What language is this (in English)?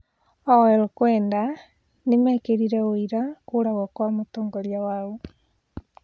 Kikuyu